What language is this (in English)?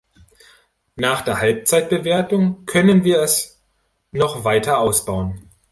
German